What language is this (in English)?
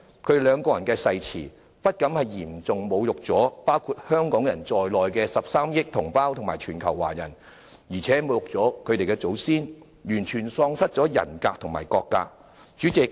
Cantonese